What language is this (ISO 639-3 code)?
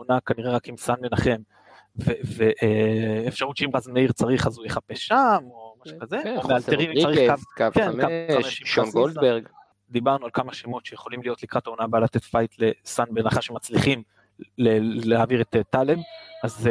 heb